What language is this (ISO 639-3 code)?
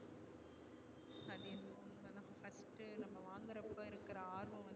tam